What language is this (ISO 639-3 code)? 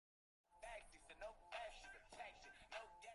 uzb